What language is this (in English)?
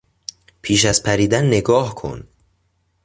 Persian